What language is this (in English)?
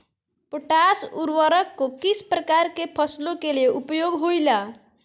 Magahi